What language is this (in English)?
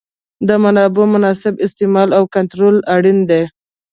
Pashto